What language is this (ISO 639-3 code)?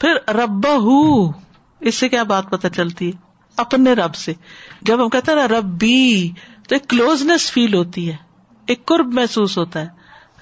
urd